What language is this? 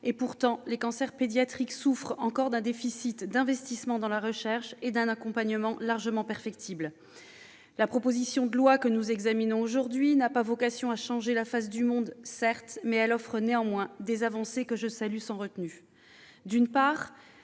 French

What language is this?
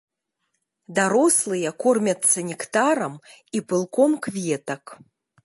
Belarusian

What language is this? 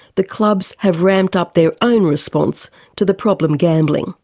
English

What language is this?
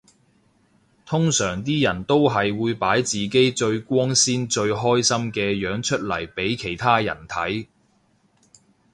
Cantonese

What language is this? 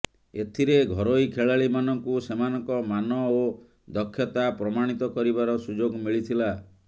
Odia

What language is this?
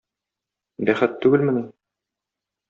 Tatar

